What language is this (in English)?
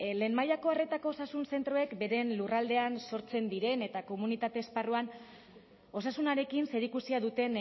Basque